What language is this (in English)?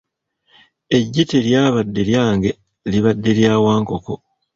Ganda